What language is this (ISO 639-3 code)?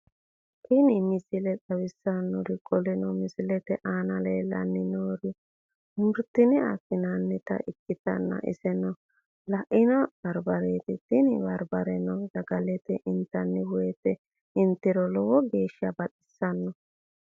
sid